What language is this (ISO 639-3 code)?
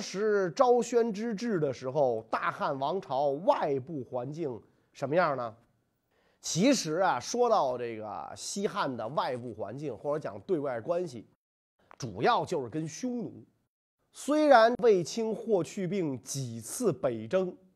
zho